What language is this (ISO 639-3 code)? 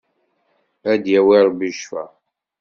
kab